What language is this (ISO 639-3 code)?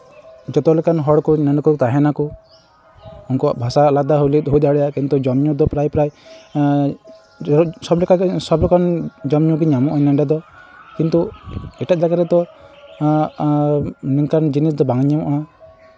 sat